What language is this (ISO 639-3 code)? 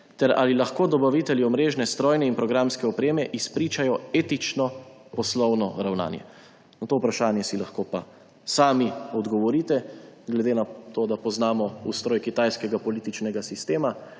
slv